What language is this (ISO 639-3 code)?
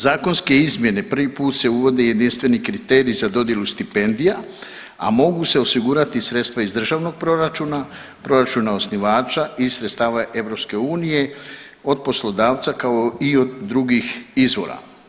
hrv